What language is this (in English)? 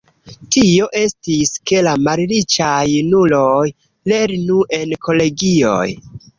Esperanto